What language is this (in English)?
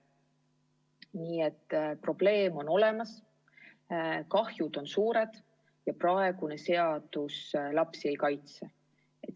Estonian